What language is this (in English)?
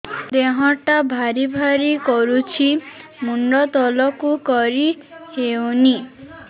Odia